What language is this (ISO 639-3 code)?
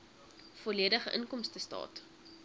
afr